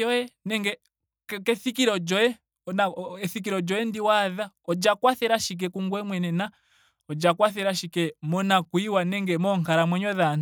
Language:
Ndonga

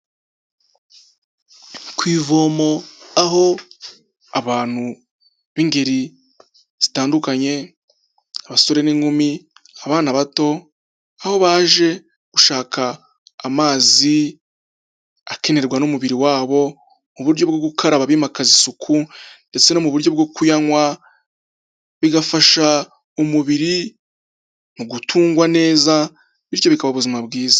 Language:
Kinyarwanda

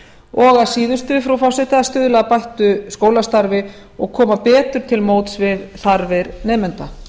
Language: Icelandic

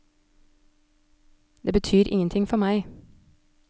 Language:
Norwegian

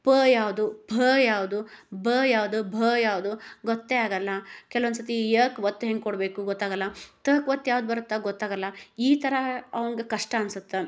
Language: Kannada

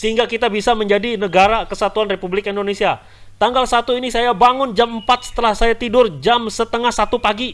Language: Indonesian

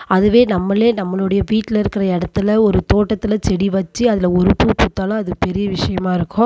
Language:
Tamil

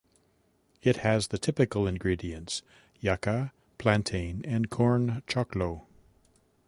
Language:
English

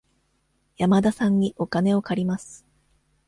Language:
Japanese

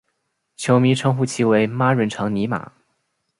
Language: Chinese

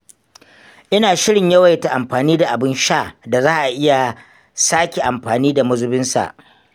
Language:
Hausa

